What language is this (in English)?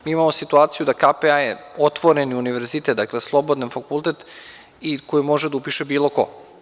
Serbian